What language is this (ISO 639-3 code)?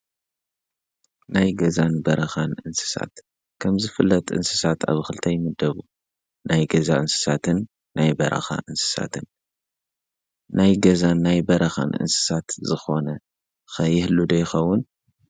tir